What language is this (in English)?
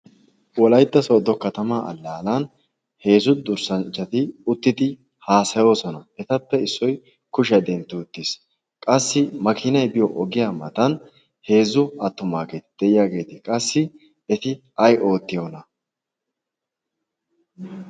Wolaytta